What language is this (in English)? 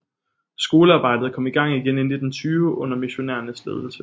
Danish